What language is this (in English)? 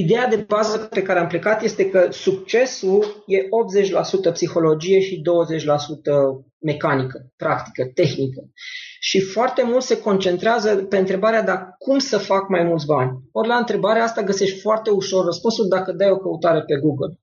Romanian